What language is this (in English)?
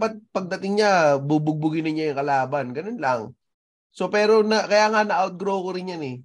Filipino